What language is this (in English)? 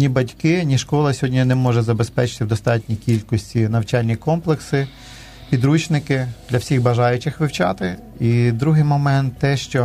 Ukrainian